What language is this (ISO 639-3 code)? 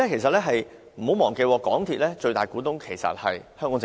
yue